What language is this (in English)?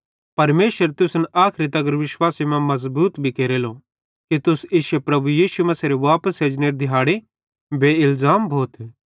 Bhadrawahi